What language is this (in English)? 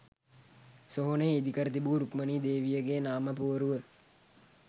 Sinhala